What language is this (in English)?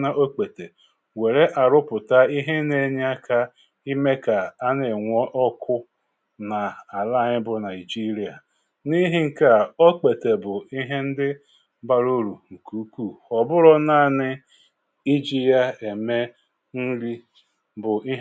Igbo